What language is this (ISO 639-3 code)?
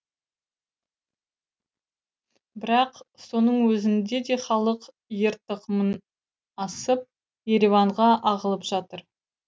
kaz